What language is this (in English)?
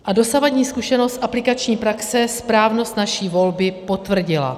Czech